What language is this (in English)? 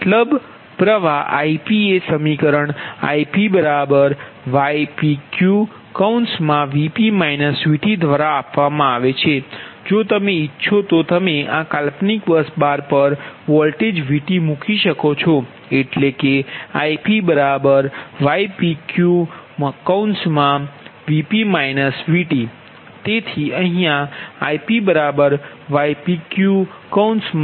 Gujarati